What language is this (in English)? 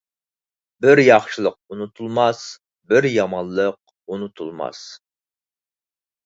Uyghur